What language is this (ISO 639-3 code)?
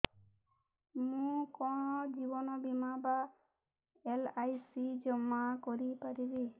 ori